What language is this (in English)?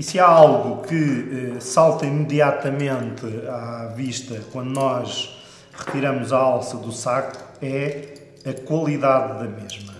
Portuguese